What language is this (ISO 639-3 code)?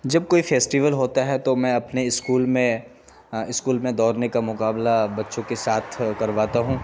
urd